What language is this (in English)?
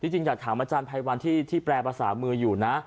Thai